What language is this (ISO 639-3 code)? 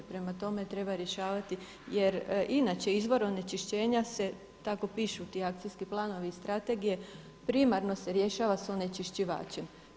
hrv